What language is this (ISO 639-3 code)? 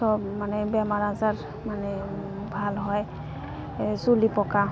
asm